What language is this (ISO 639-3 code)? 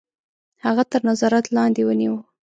pus